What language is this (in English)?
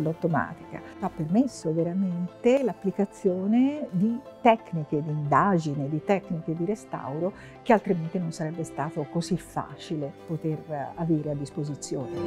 Italian